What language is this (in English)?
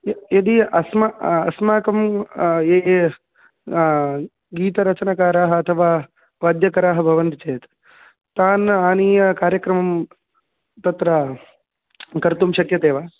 Sanskrit